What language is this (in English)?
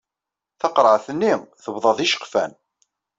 Kabyle